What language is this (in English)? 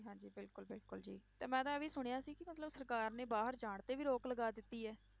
Punjabi